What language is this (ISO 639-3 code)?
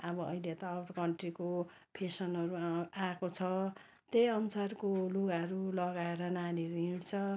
nep